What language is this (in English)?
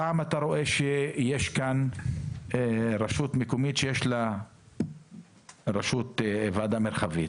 Hebrew